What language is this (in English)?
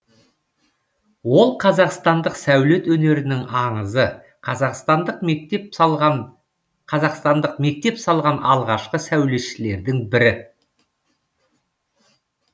Kazakh